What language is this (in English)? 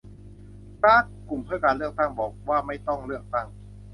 Thai